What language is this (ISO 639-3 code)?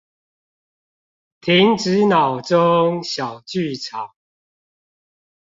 zho